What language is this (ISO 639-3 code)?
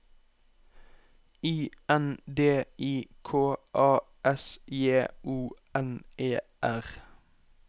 nor